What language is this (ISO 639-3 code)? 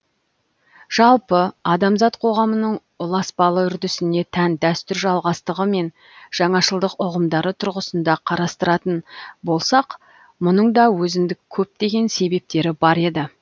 kaz